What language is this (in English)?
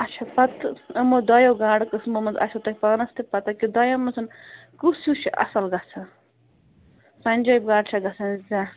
Kashmiri